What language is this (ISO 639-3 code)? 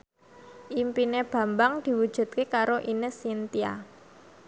jav